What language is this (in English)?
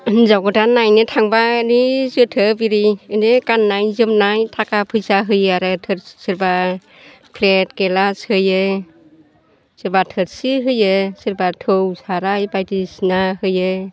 Bodo